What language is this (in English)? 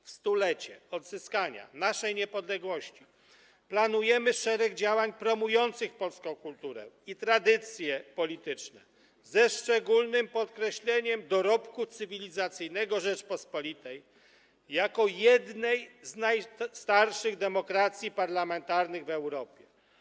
Polish